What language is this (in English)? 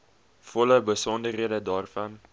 Afrikaans